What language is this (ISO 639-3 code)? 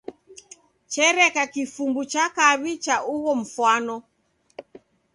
dav